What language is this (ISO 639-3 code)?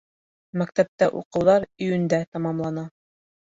bak